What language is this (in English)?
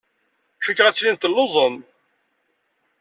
Kabyle